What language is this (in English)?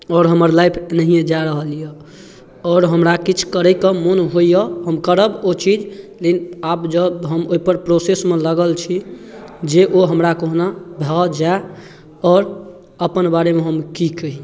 Maithili